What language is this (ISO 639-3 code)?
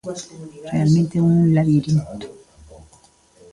glg